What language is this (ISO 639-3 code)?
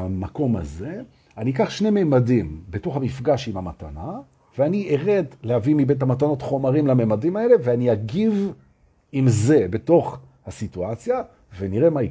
heb